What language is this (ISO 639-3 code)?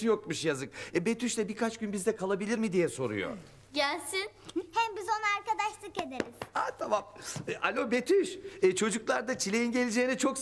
tur